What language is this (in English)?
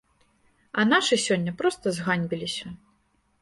Belarusian